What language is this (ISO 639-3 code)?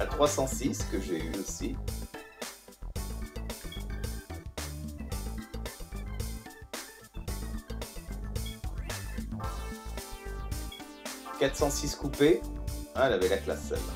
fra